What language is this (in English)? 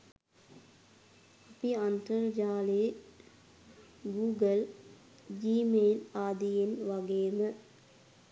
Sinhala